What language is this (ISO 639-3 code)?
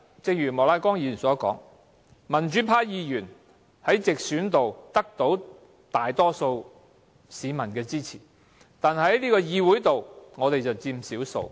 yue